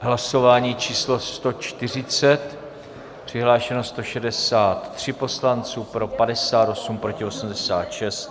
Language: Czech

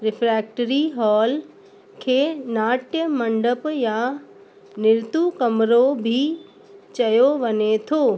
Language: Sindhi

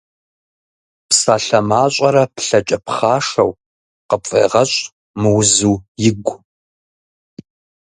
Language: Kabardian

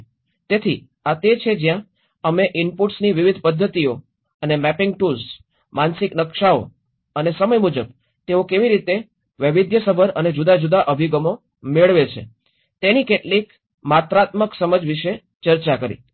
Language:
Gujarati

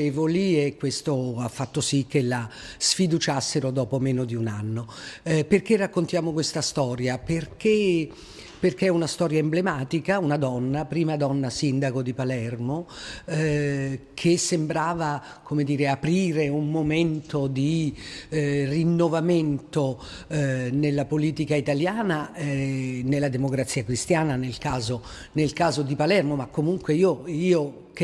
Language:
Italian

